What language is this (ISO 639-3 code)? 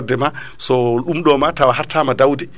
ful